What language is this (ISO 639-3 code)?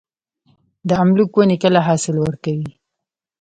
pus